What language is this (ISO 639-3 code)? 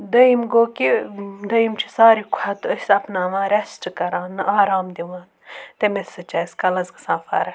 kas